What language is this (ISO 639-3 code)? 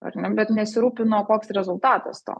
lit